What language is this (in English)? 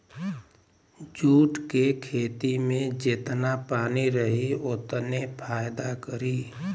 Bhojpuri